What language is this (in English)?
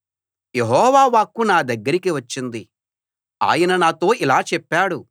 Telugu